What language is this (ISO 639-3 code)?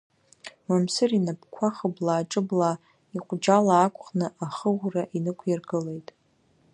abk